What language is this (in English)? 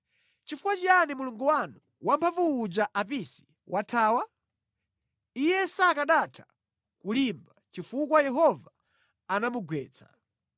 Nyanja